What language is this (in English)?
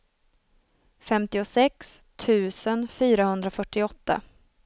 Swedish